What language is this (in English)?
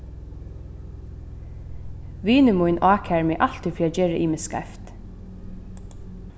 Faroese